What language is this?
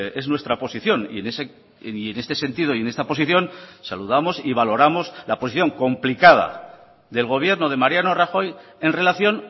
Spanish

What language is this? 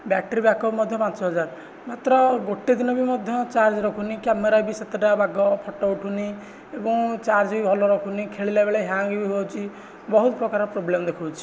Odia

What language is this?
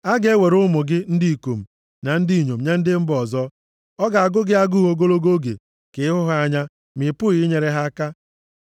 Igbo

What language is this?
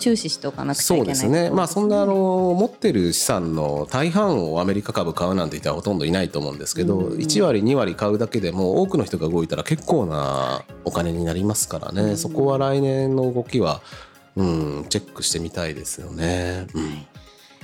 Japanese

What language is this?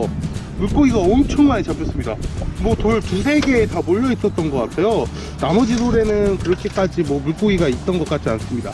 Korean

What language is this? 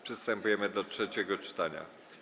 Polish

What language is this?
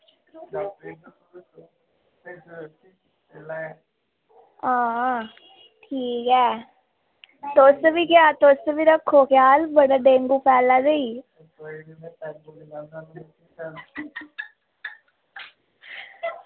Dogri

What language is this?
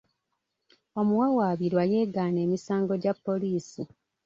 Ganda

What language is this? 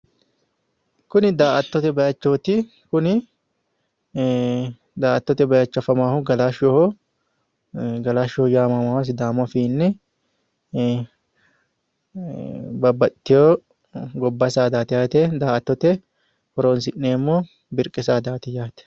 Sidamo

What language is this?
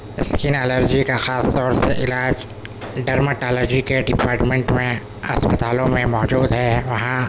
Urdu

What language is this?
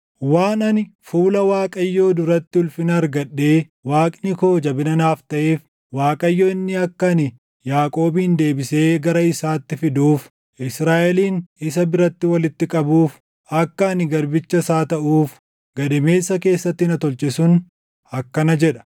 Oromo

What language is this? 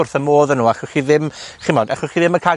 Welsh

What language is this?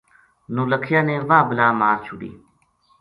Gujari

